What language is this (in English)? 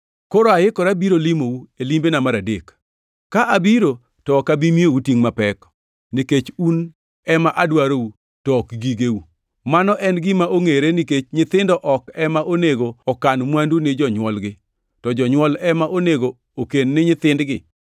Luo (Kenya and Tanzania)